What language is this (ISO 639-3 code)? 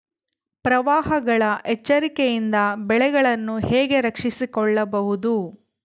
kan